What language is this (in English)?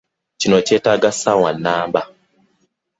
Ganda